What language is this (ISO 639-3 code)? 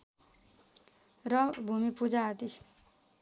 nep